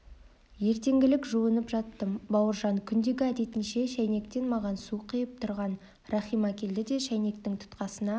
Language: Kazakh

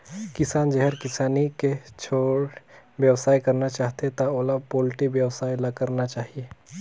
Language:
Chhattisgarhi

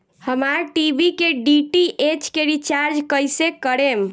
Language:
Bhojpuri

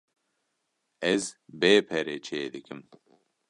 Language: Kurdish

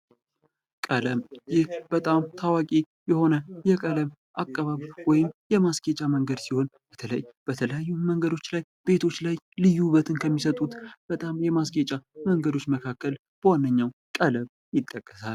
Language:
Amharic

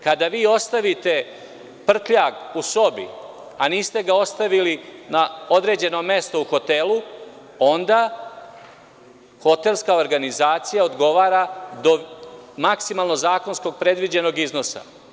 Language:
Serbian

